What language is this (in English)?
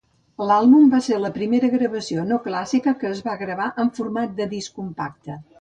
Catalan